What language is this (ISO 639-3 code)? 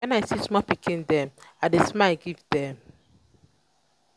pcm